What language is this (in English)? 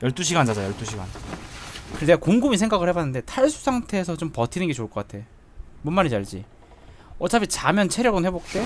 Korean